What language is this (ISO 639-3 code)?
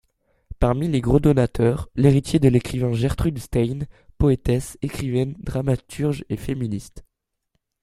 fra